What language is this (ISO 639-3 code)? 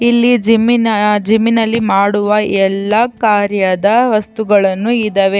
kan